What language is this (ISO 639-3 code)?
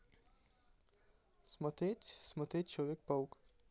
rus